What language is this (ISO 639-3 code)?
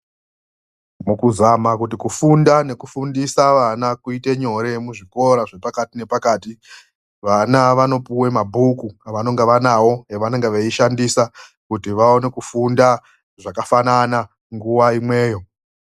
ndc